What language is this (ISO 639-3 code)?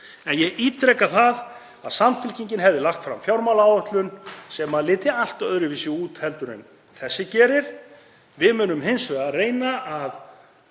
isl